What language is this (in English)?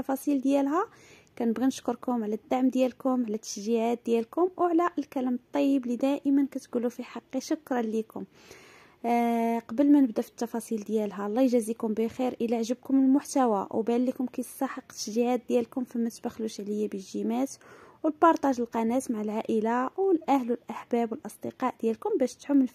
Arabic